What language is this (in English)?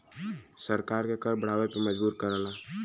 Bhojpuri